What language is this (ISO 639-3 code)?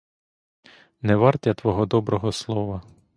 ukr